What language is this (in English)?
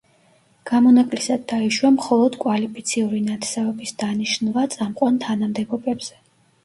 Georgian